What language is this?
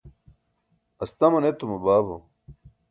Burushaski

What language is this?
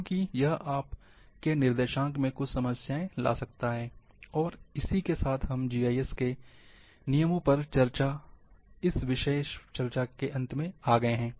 Hindi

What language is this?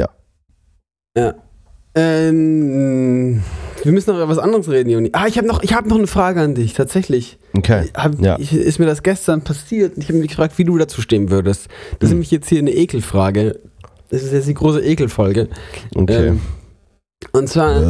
German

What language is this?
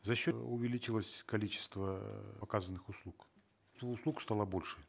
Kazakh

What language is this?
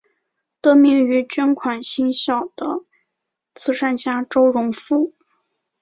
Chinese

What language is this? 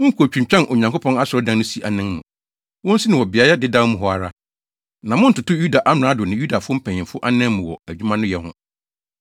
Akan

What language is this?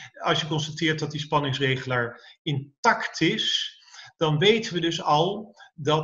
Dutch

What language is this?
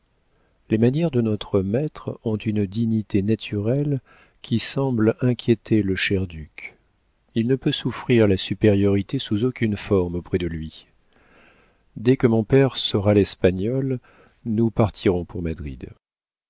French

